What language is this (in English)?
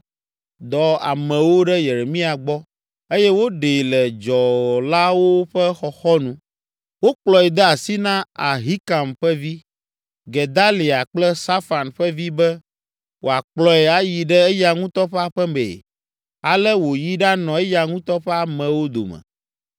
Ewe